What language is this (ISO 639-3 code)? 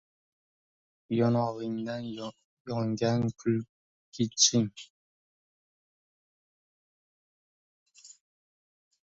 uzb